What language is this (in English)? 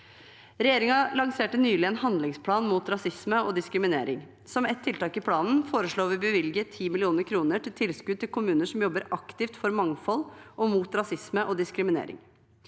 Norwegian